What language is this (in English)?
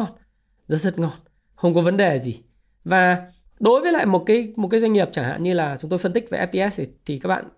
Vietnamese